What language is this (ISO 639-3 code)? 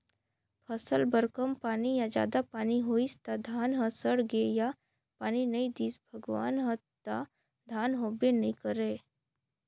hne